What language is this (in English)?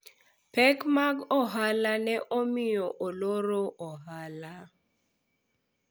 Luo (Kenya and Tanzania)